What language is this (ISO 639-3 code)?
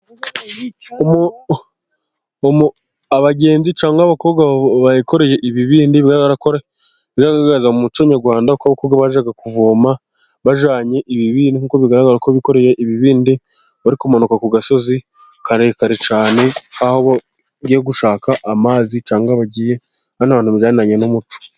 kin